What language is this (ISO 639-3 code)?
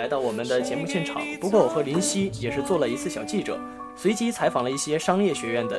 zho